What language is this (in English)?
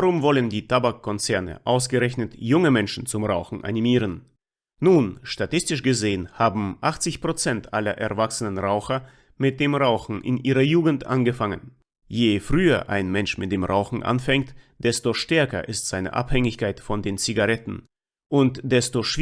German